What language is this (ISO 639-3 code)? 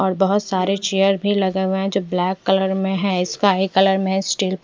hin